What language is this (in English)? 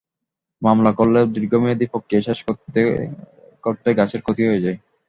Bangla